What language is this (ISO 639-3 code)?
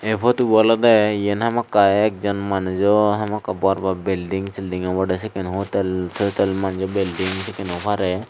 ccp